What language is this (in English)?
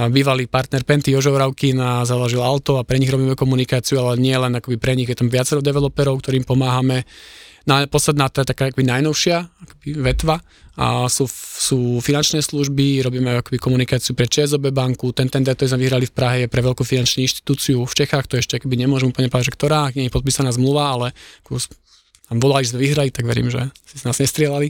Slovak